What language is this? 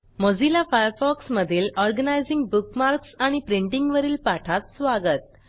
Marathi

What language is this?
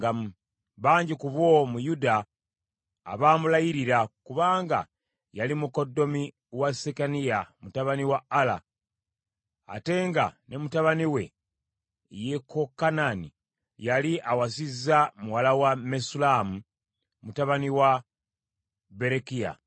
Ganda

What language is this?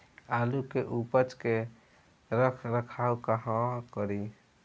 Bhojpuri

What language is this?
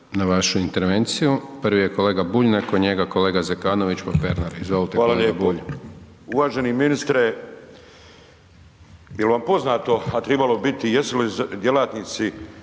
Croatian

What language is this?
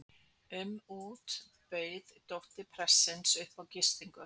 Icelandic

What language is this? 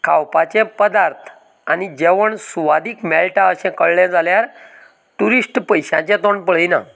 Konkani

